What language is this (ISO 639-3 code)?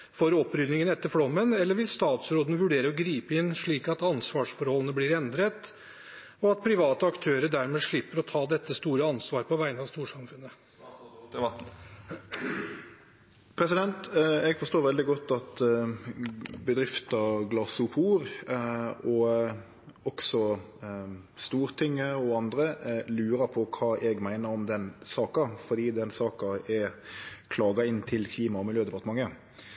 nor